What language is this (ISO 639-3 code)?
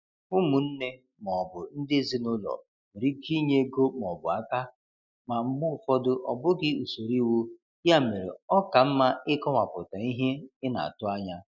ibo